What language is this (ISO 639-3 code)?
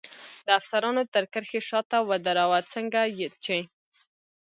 pus